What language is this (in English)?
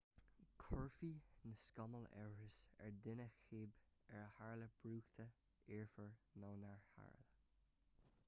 Irish